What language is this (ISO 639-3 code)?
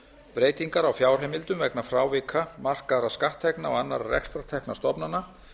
isl